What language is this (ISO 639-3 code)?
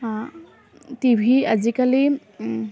asm